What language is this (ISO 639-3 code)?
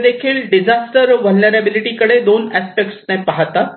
mar